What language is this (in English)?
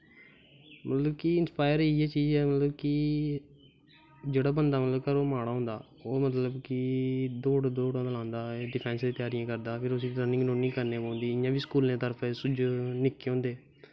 Dogri